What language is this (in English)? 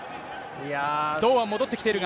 Japanese